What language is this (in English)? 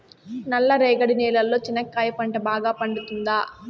Telugu